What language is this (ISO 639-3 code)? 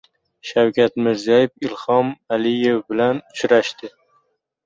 uzb